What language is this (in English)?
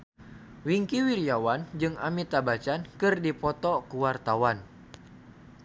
Sundanese